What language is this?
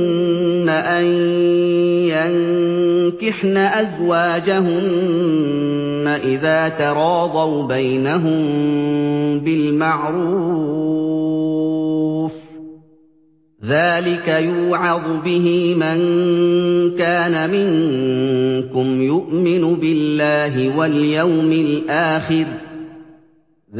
Arabic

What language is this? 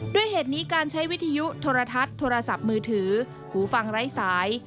Thai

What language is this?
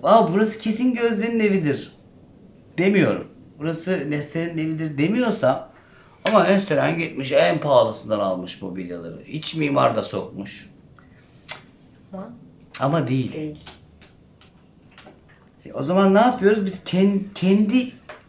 Turkish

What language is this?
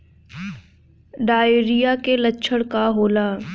Bhojpuri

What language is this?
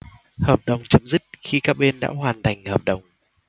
Vietnamese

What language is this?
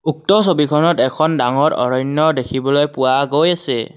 Assamese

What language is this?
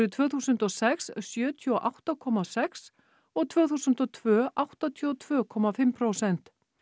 Icelandic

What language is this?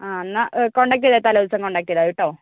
Malayalam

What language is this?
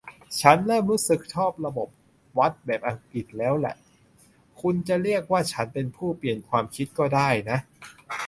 Thai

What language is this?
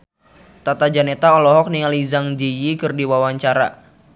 Sundanese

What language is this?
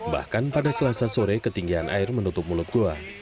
Indonesian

